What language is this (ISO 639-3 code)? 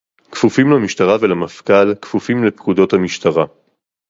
heb